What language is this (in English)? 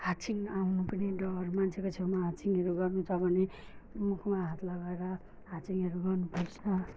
Nepali